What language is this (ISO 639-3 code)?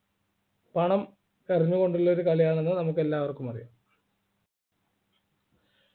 mal